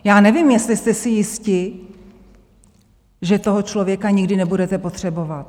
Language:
Czech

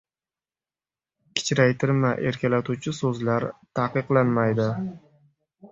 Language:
Uzbek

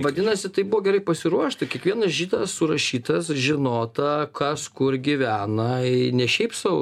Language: Lithuanian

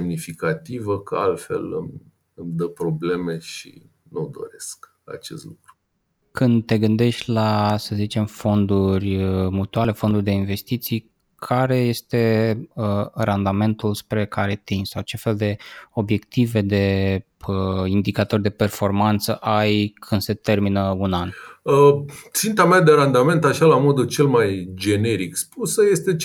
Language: Romanian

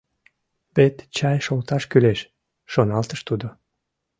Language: Mari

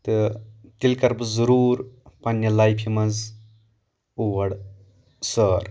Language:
Kashmiri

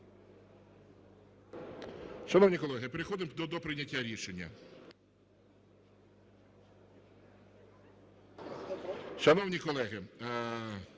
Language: Ukrainian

